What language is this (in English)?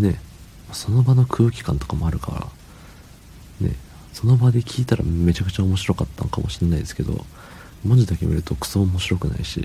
Japanese